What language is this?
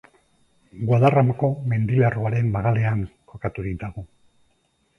Basque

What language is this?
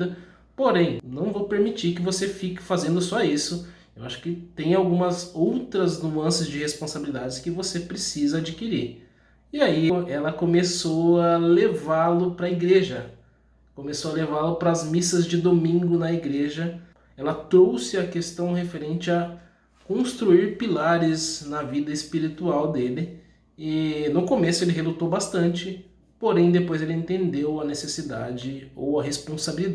Portuguese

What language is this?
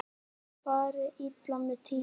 Icelandic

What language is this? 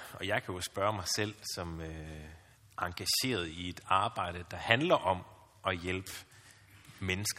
Danish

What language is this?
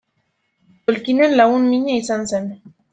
Basque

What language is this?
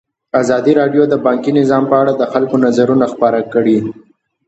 Pashto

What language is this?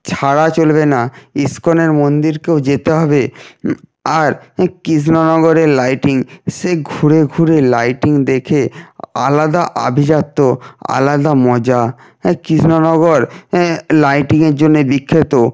Bangla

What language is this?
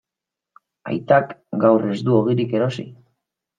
Basque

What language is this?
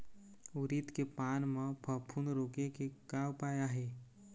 Chhattisgarhi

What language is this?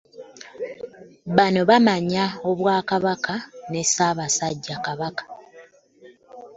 Ganda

